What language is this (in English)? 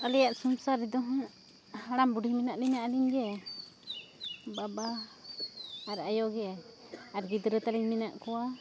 Santali